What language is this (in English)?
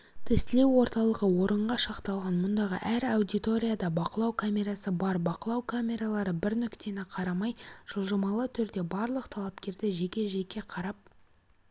Kazakh